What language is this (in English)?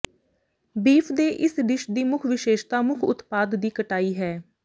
Punjabi